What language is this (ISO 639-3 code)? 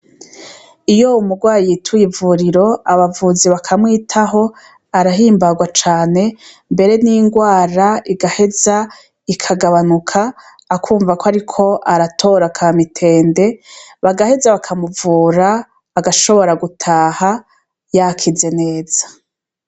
run